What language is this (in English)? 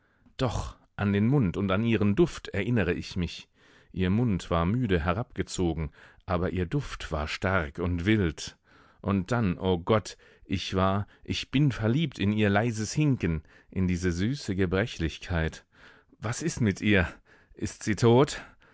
German